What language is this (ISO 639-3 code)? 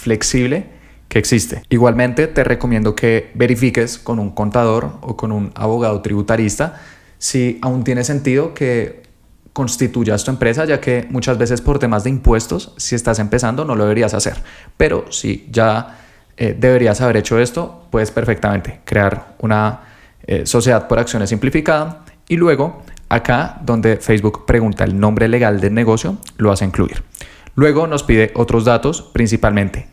spa